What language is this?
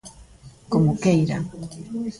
Galician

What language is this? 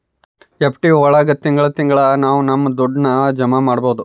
Kannada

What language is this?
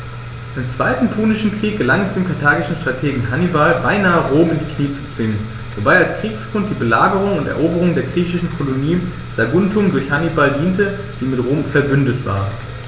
German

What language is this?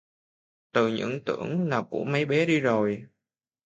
Vietnamese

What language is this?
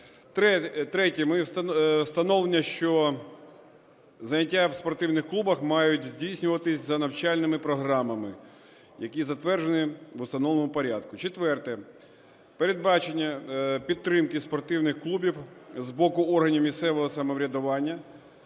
Ukrainian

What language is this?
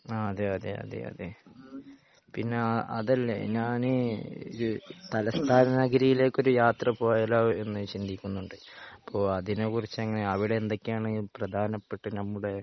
Malayalam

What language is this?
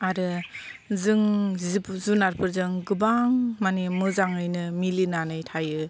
Bodo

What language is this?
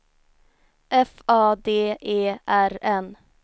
Swedish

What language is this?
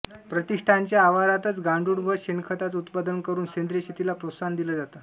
Marathi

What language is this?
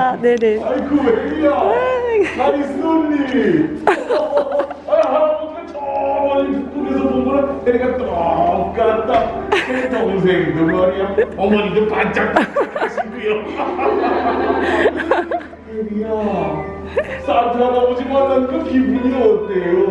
Korean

